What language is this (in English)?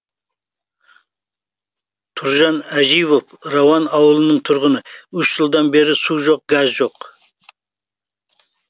Kazakh